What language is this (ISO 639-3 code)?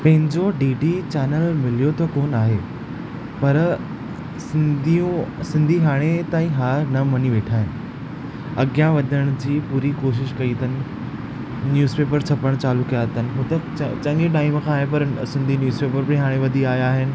snd